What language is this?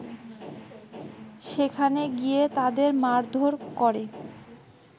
Bangla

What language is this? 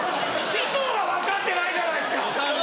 Japanese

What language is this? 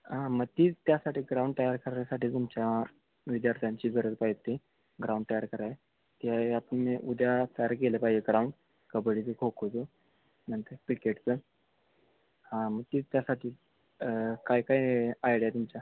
Marathi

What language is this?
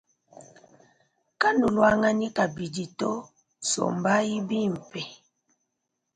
Luba-Lulua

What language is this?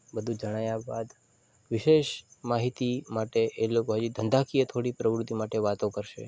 Gujarati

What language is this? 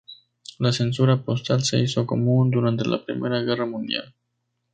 Spanish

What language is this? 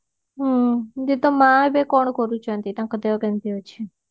Odia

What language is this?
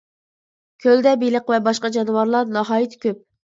Uyghur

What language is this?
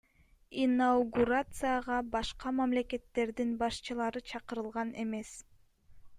Kyrgyz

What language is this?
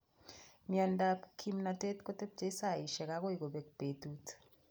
Kalenjin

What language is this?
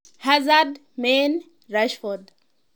Kalenjin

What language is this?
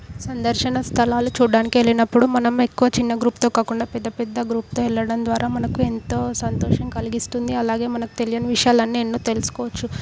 Telugu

